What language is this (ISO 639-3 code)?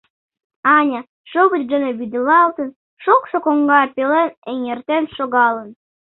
chm